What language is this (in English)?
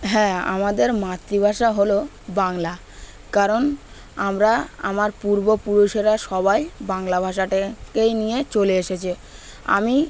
Bangla